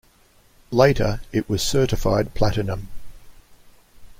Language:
English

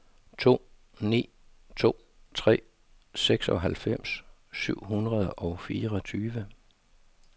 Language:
Danish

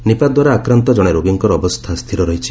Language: Odia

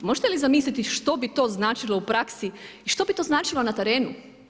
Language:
Croatian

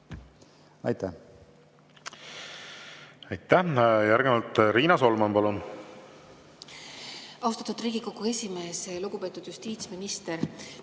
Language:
Estonian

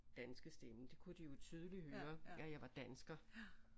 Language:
Danish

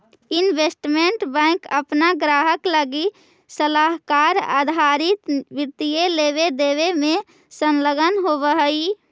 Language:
Magahi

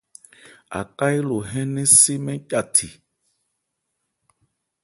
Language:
Ebrié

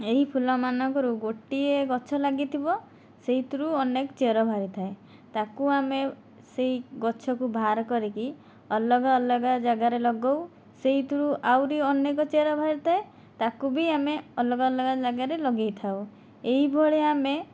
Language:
Odia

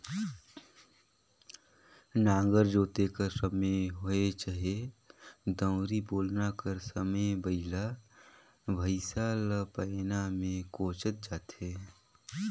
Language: Chhattisgarhi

